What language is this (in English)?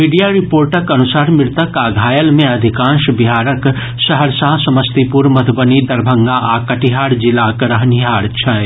Maithili